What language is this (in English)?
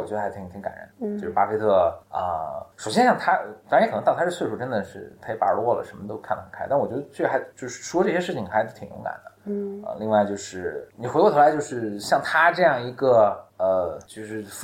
Chinese